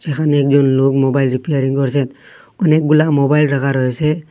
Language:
Bangla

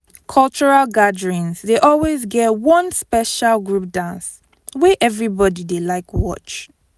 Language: Nigerian Pidgin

